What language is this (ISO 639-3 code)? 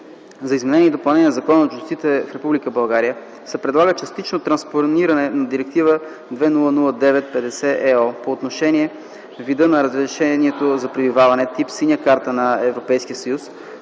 bul